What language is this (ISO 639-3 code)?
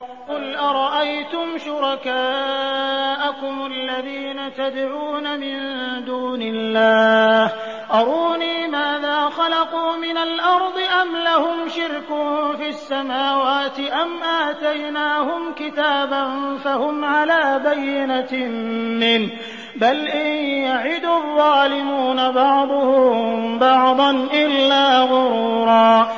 ara